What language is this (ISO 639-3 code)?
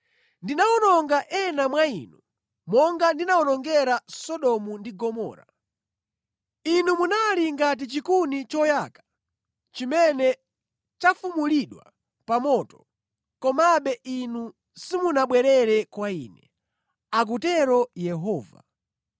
nya